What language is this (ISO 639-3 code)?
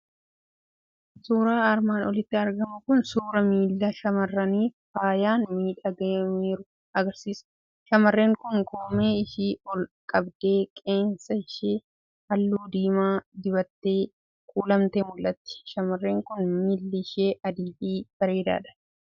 orm